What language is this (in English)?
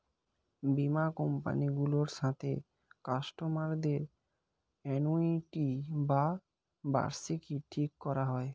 Bangla